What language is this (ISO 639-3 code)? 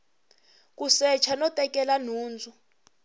tso